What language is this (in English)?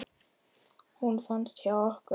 Icelandic